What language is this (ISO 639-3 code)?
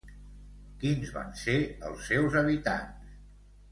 cat